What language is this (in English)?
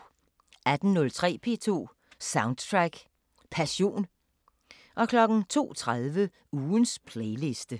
Danish